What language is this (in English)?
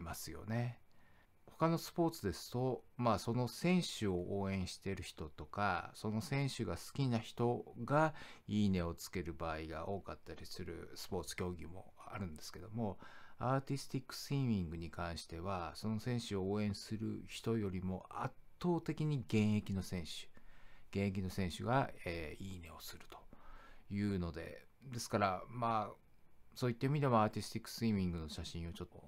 Japanese